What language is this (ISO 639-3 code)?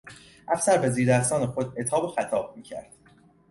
fas